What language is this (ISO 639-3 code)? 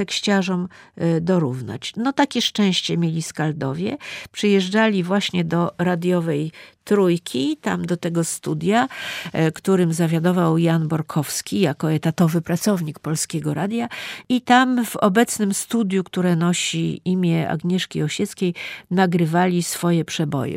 pol